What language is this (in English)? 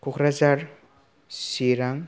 Bodo